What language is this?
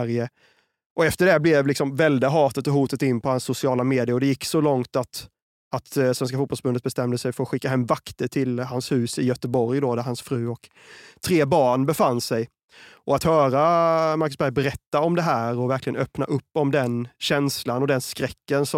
Swedish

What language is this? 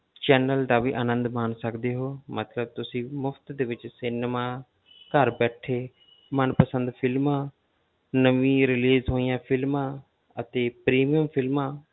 Punjabi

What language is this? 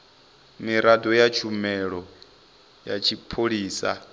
Venda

